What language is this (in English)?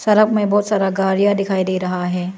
Hindi